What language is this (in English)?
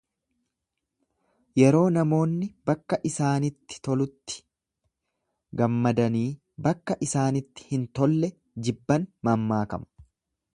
Oromo